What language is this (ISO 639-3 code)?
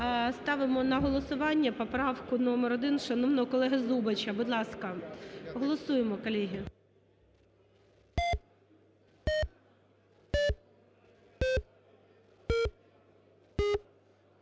ukr